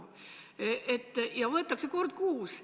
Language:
Estonian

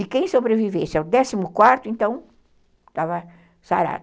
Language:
Portuguese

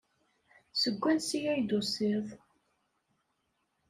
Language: Kabyle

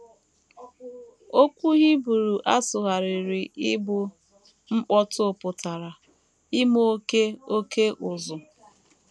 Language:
Igbo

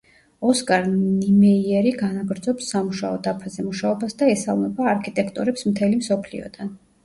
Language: Georgian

